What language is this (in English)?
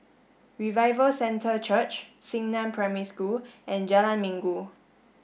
English